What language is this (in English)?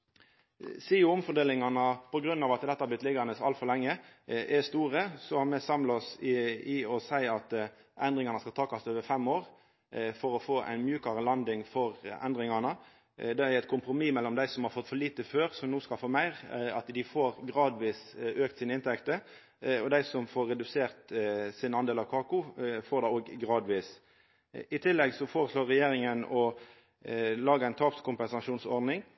Norwegian Nynorsk